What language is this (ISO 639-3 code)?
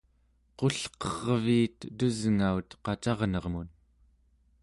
esu